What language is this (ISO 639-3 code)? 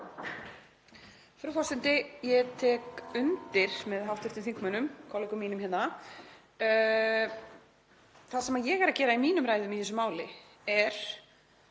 isl